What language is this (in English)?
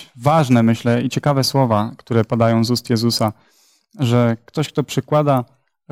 Polish